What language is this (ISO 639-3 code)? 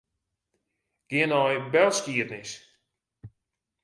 fry